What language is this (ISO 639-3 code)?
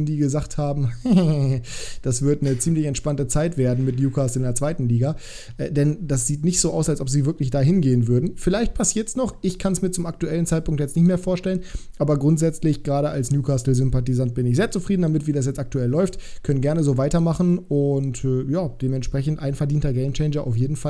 deu